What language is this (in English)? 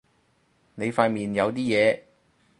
Cantonese